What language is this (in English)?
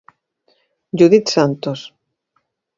Galician